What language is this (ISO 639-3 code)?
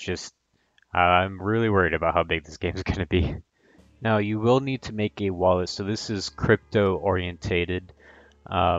eng